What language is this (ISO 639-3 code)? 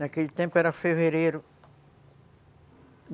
por